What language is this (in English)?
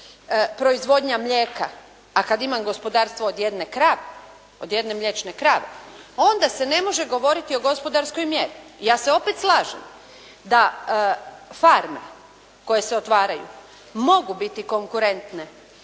Croatian